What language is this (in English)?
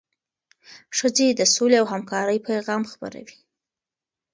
Pashto